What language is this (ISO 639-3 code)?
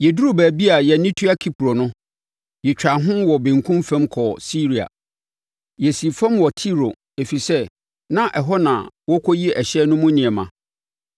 aka